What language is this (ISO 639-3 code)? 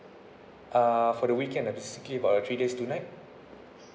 eng